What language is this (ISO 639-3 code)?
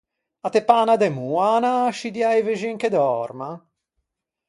lij